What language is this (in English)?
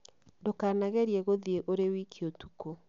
Kikuyu